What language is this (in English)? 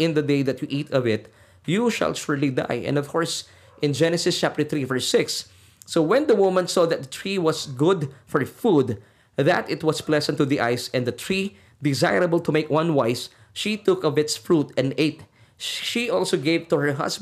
Filipino